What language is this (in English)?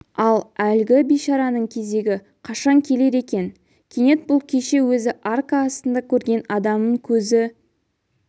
Kazakh